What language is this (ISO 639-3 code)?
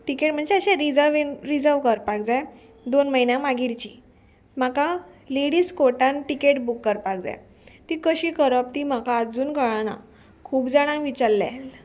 kok